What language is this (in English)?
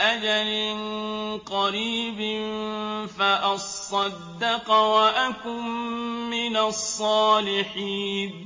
Arabic